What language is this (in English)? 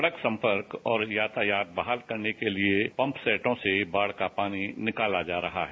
Hindi